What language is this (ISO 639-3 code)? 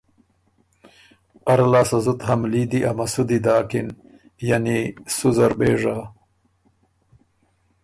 oru